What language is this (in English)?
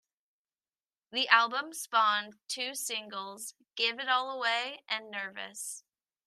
English